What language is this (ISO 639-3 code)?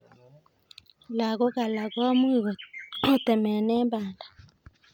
kln